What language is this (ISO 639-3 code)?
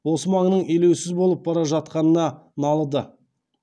kaz